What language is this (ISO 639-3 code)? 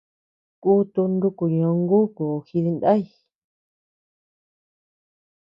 cux